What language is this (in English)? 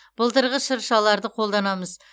Kazakh